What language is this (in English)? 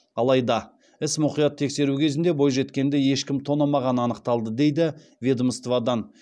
Kazakh